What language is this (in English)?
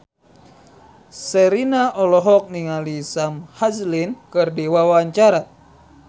Sundanese